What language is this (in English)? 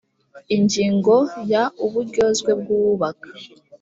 Kinyarwanda